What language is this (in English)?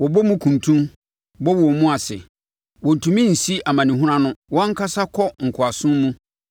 Akan